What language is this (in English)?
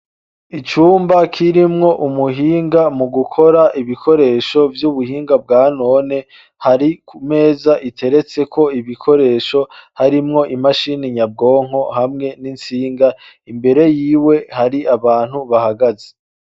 Rundi